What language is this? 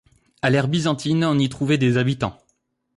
French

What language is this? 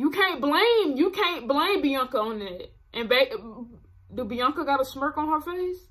English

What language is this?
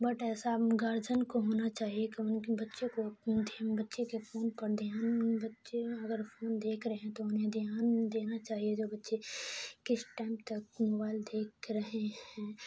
Urdu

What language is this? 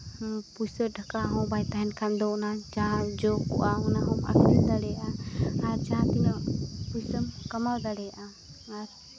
Santali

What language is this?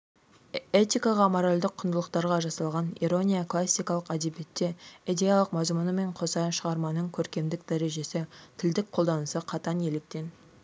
Kazakh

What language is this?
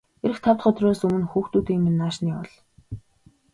Mongolian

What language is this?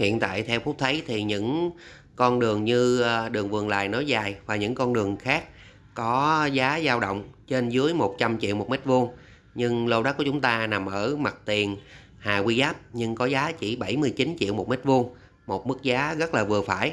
Vietnamese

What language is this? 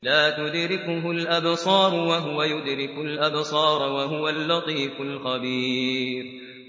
Arabic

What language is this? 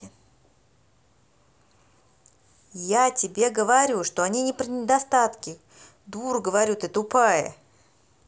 Russian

